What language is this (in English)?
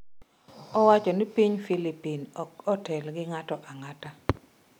Luo (Kenya and Tanzania)